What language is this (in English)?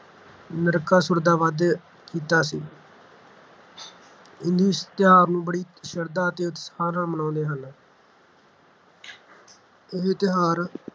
Punjabi